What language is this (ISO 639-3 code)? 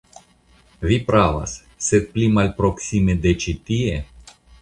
epo